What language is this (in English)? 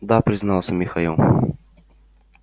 Russian